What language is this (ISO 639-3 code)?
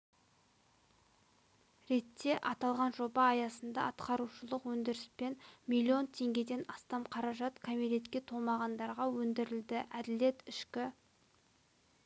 kaz